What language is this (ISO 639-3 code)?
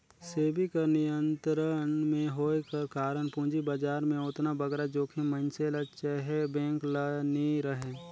hne